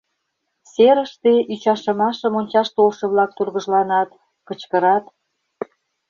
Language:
Mari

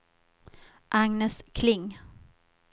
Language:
Swedish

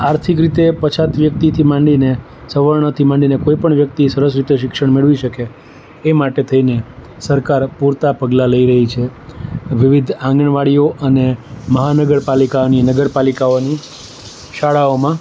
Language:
Gujarati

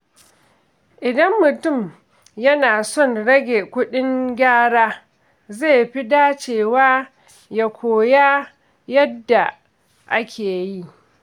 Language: Hausa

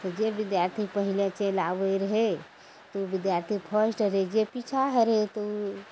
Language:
Maithili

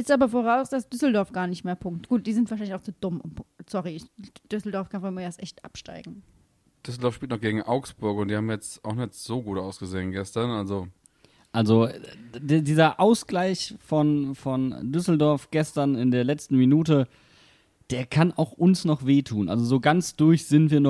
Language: German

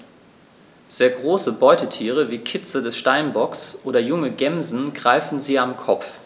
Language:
German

